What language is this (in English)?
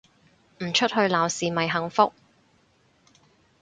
Cantonese